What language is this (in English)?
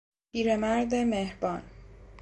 Persian